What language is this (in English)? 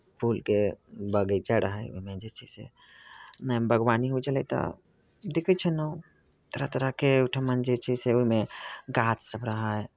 Maithili